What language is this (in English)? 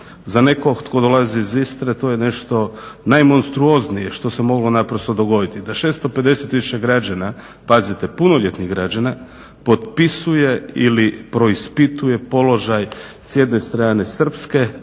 Croatian